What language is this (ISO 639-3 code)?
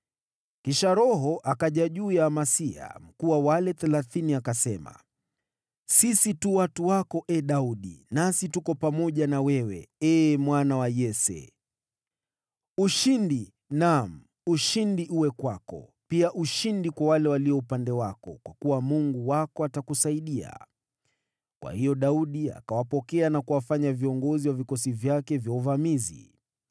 swa